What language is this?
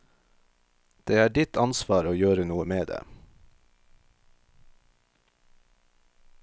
Norwegian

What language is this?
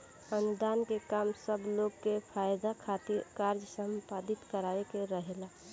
Bhojpuri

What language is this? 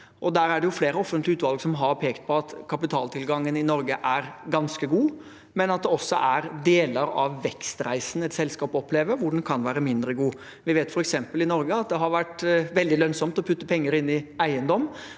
Norwegian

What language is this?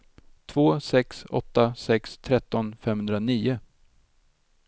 Swedish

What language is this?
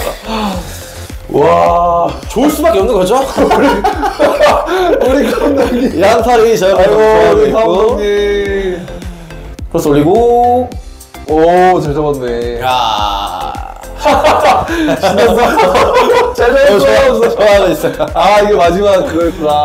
Korean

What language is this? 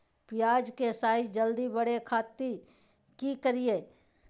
Magahi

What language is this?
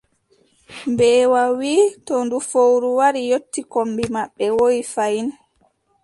Adamawa Fulfulde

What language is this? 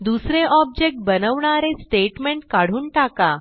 Marathi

